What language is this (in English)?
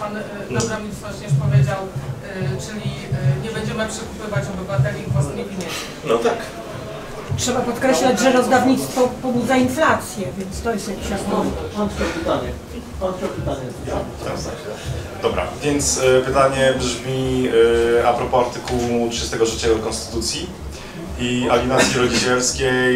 Polish